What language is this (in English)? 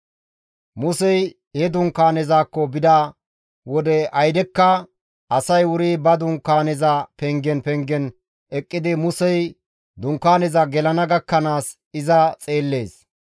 Gamo